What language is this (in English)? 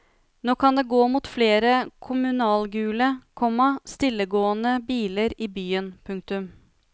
Norwegian